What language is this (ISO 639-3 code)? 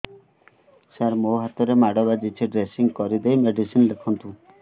ori